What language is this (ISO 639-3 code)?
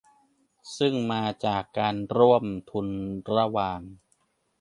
tha